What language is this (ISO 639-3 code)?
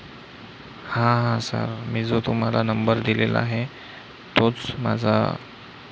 mar